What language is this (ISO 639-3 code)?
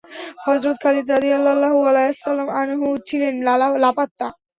ben